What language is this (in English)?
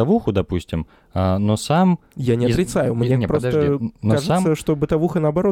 Russian